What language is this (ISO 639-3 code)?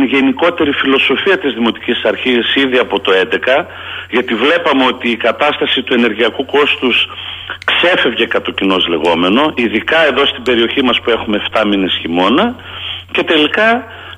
ell